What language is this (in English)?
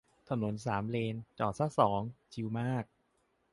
Thai